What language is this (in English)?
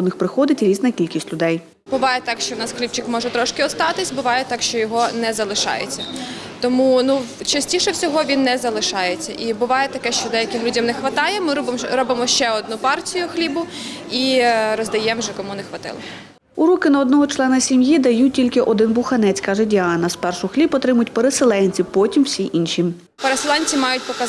Ukrainian